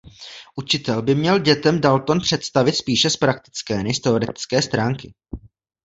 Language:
Czech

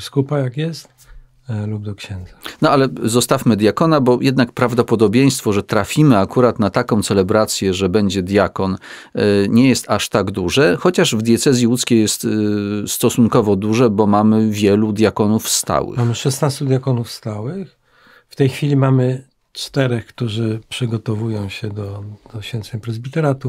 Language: Polish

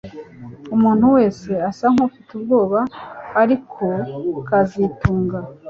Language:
Kinyarwanda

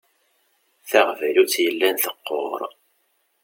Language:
Kabyle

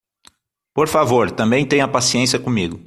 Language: Portuguese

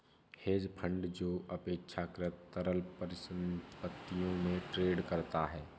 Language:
Hindi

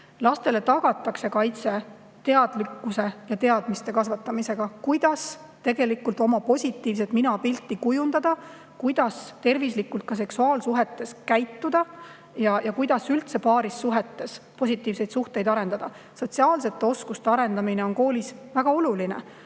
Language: Estonian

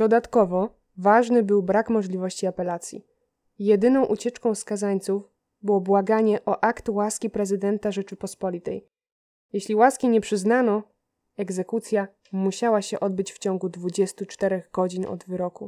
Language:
Polish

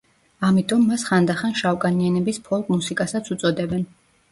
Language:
Georgian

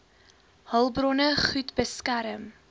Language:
Afrikaans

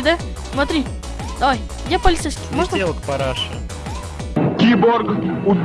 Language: Russian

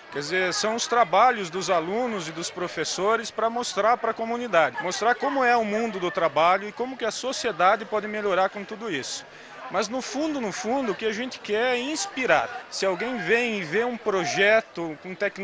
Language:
Portuguese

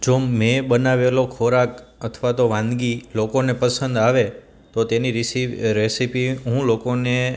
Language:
Gujarati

